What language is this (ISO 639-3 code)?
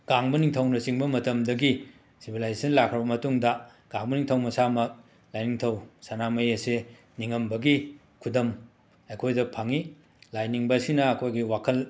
mni